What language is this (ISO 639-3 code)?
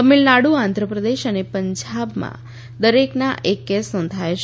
guj